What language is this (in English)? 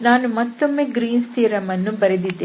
Kannada